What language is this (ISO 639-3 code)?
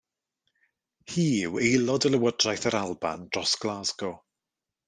cym